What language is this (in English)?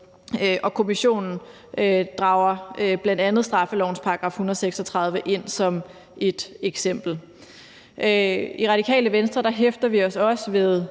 Danish